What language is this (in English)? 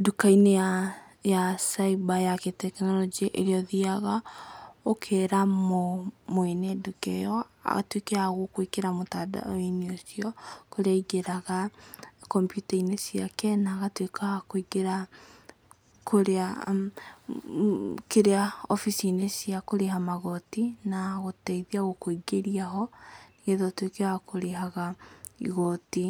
Kikuyu